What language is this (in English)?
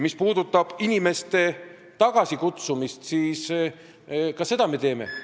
Estonian